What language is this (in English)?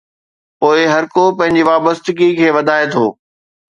Sindhi